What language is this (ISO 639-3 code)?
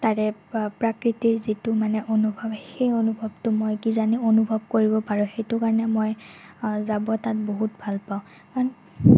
asm